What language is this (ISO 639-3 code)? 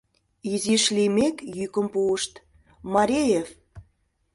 chm